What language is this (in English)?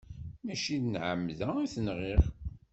Kabyle